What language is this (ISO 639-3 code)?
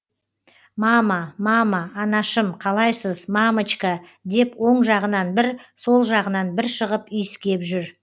kaz